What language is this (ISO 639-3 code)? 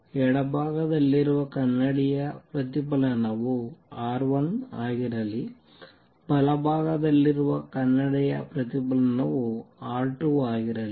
kan